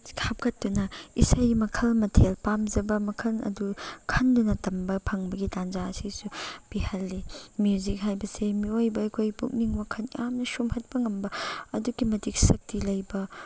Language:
Manipuri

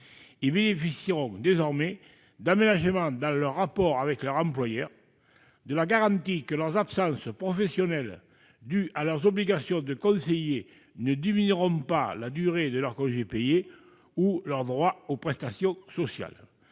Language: French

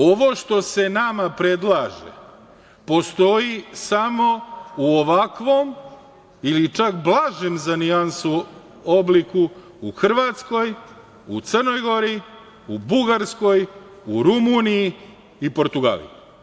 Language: Serbian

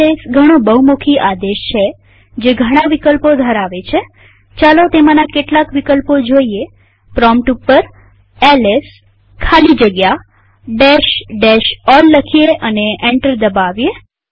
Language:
Gujarati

